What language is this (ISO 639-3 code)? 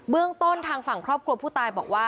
tha